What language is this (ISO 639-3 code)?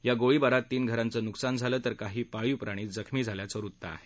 mar